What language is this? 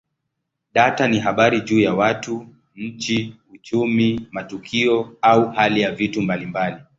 Swahili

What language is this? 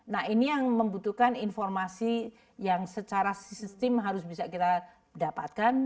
Indonesian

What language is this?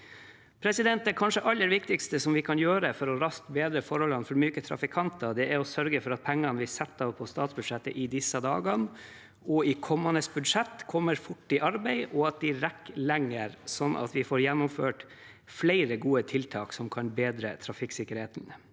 Norwegian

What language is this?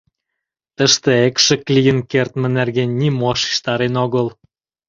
Mari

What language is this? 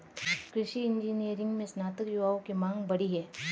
Hindi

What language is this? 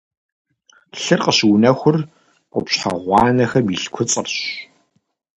Kabardian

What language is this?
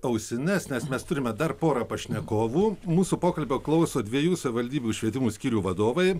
Lithuanian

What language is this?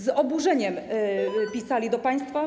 Polish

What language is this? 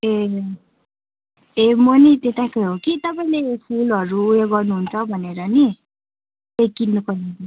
Nepali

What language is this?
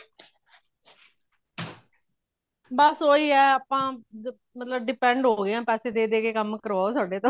Punjabi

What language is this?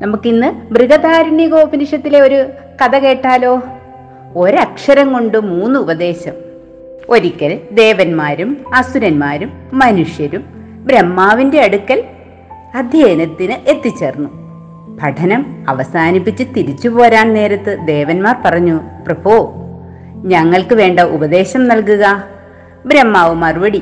Malayalam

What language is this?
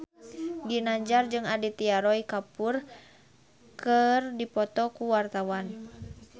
Sundanese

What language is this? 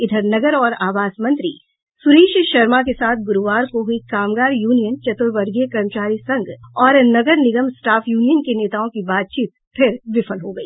Hindi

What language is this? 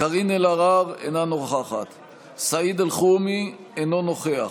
Hebrew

